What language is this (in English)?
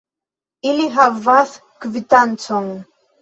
Esperanto